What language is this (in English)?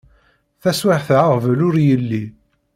Kabyle